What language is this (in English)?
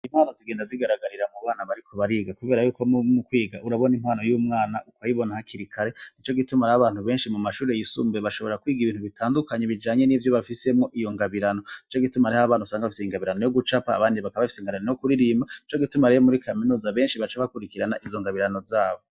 Rundi